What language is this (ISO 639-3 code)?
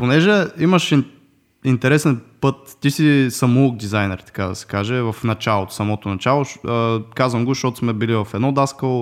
bul